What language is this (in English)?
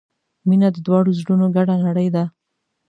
Pashto